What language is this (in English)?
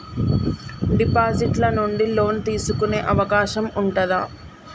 Telugu